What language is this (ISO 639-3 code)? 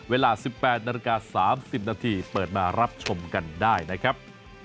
tha